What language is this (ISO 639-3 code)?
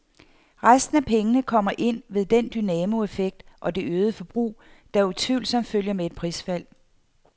dan